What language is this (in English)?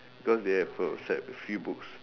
English